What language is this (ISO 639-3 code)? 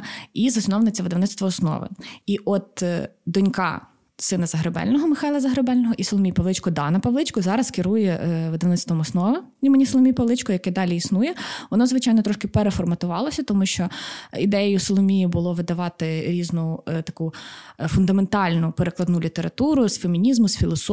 ukr